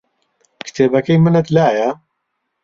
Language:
Central Kurdish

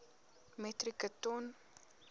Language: Afrikaans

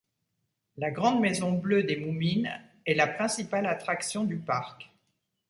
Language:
French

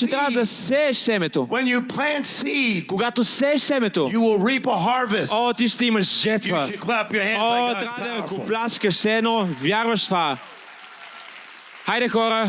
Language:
Bulgarian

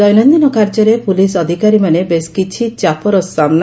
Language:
Odia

